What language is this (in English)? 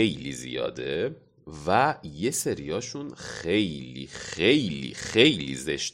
Persian